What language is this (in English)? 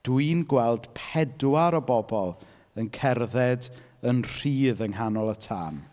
Welsh